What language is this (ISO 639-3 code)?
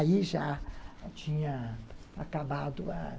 por